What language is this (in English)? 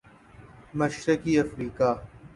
Urdu